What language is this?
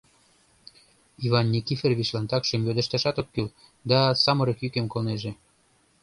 Mari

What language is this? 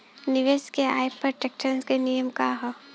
Bhojpuri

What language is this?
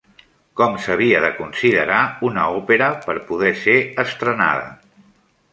Catalan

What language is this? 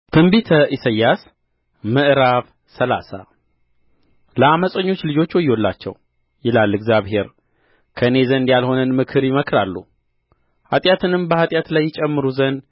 Amharic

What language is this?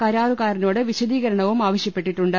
Malayalam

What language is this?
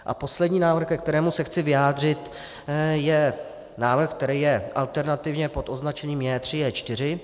Czech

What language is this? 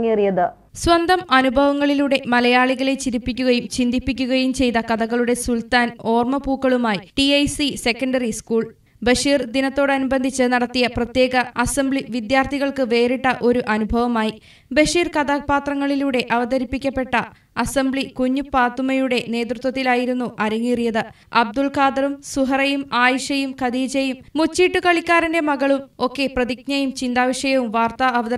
Malayalam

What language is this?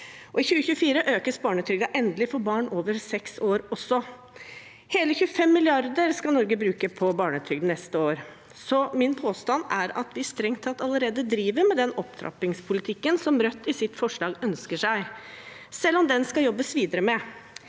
Norwegian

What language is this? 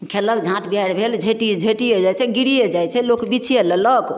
Maithili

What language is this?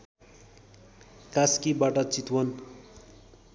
Nepali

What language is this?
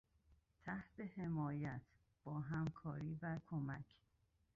Persian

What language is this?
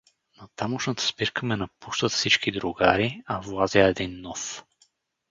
Bulgarian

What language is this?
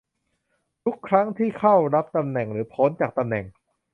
Thai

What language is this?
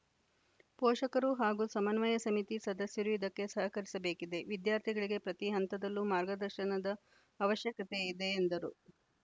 Kannada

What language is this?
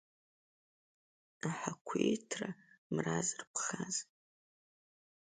Abkhazian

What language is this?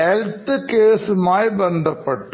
Malayalam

